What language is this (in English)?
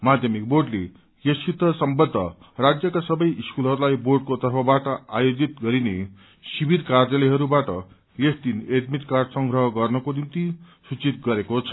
Nepali